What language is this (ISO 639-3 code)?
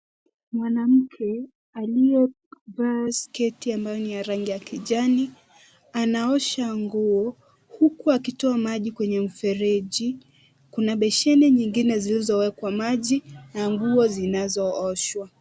swa